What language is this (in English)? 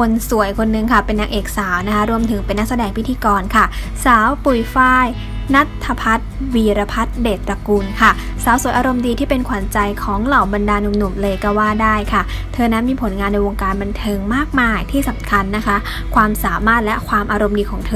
Thai